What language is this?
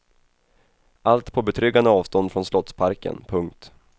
Swedish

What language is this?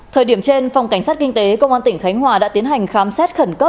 Vietnamese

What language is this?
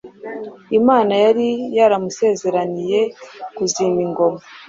Kinyarwanda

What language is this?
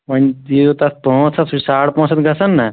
Kashmiri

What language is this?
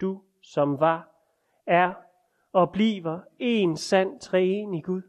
Danish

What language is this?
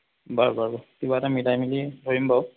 Assamese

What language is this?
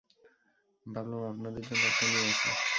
Bangla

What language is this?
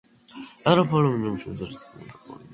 Georgian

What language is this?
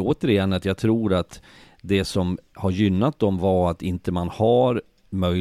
Swedish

